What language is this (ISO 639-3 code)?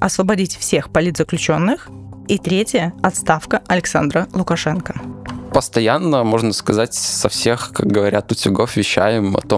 rus